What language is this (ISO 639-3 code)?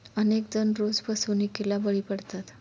mar